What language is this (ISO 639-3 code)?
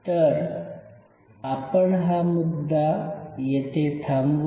mar